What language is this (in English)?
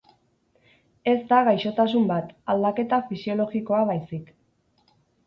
Basque